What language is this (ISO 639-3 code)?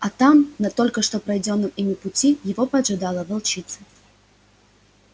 rus